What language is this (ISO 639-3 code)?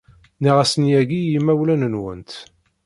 kab